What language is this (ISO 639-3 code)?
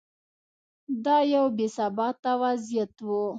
pus